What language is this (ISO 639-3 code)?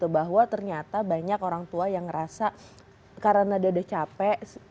ind